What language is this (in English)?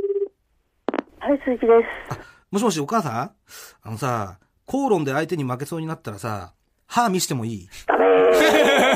Japanese